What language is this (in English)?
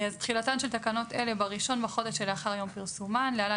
Hebrew